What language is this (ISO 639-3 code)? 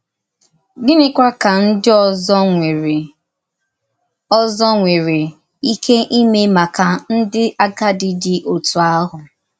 ibo